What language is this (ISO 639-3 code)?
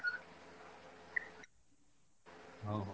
ori